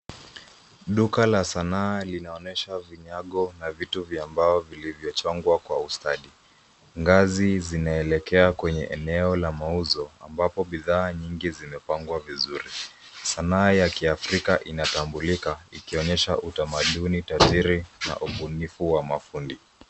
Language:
Swahili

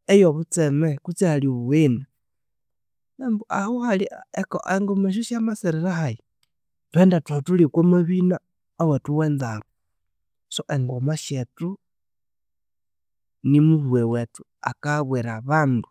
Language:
Konzo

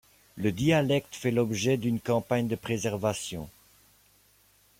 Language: French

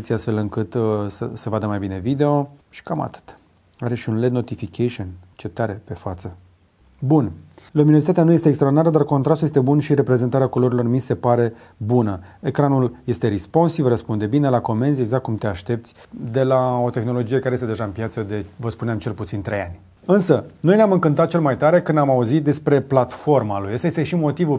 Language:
Romanian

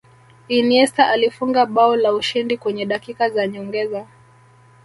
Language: Swahili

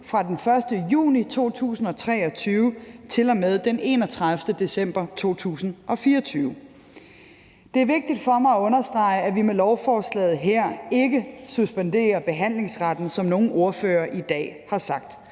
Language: Danish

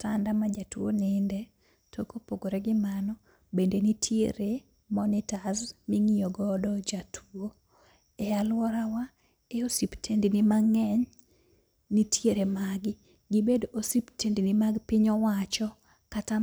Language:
Luo (Kenya and Tanzania)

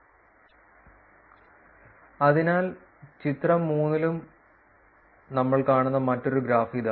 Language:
Malayalam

